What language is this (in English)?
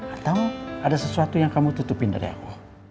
Indonesian